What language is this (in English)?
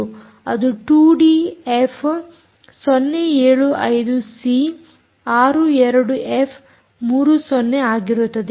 Kannada